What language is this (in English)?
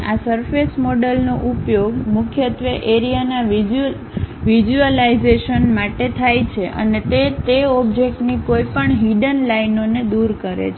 Gujarati